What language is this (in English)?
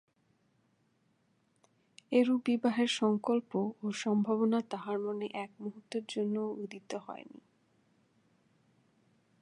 Bangla